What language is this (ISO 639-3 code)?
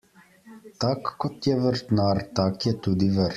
slv